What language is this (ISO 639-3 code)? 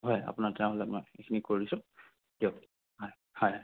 asm